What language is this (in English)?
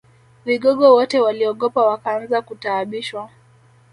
Swahili